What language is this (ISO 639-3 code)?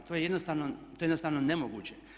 hrv